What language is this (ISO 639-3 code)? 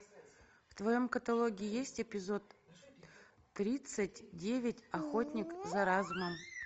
rus